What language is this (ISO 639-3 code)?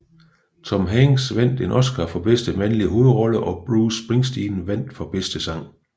dan